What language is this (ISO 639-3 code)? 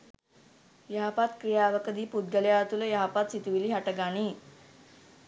sin